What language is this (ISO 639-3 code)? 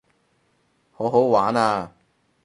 yue